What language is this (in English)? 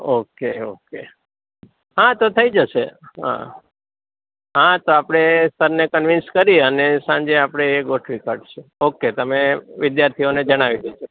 Gujarati